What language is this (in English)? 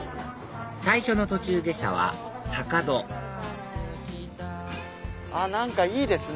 Japanese